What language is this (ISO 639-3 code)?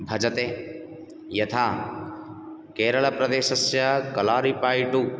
san